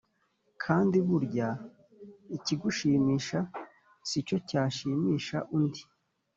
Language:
Kinyarwanda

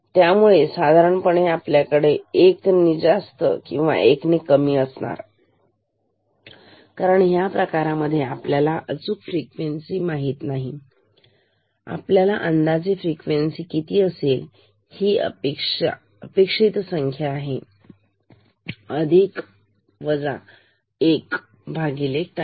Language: Marathi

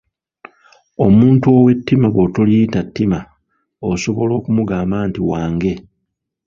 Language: Ganda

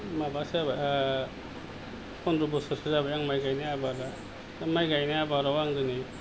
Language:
Bodo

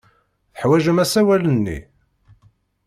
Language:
Kabyle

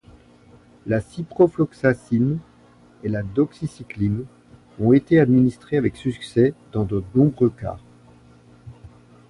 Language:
French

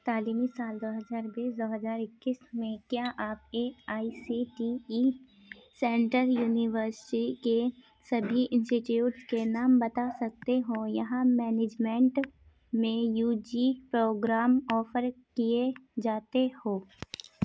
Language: Urdu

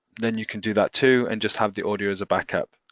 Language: English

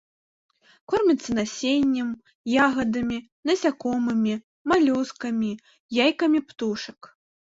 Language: Belarusian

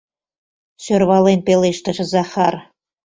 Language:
Mari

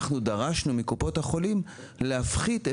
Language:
Hebrew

